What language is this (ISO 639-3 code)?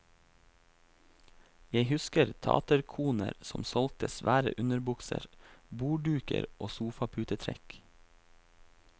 nor